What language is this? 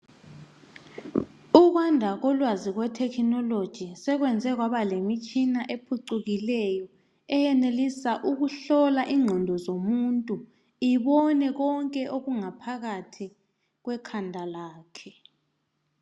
North Ndebele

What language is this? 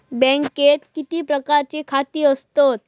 Marathi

